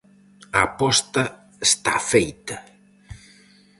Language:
Galician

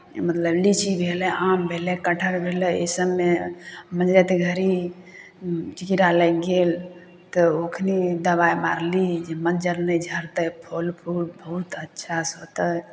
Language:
Maithili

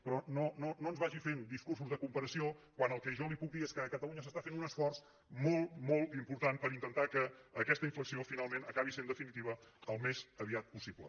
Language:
Catalan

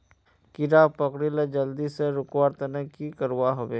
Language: Magahi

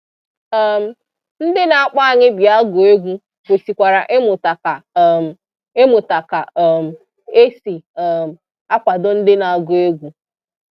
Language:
Igbo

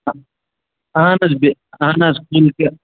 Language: Kashmiri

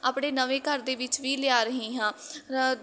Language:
Punjabi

